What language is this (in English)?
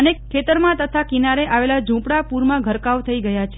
Gujarati